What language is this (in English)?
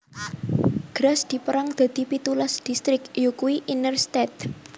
Javanese